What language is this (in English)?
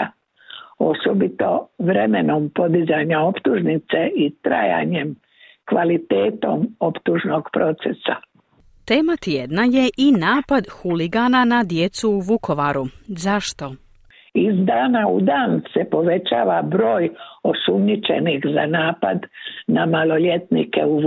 Croatian